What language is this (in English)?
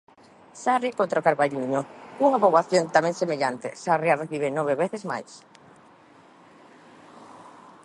Galician